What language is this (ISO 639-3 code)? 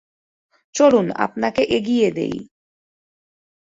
ben